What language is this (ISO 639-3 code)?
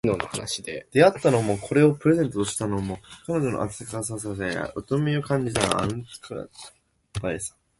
jpn